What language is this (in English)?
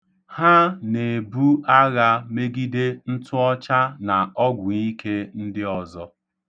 Igbo